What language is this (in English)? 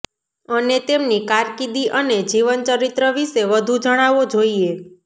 Gujarati